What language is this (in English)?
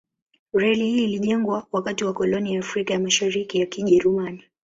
Swahili